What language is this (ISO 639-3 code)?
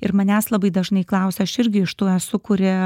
lit